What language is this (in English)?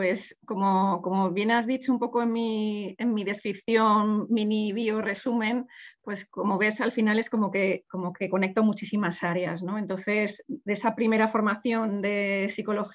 Spanish